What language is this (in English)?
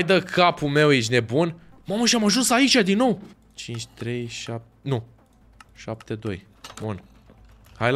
Romanian